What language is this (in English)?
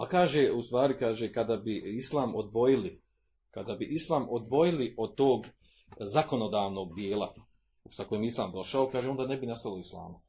Croatian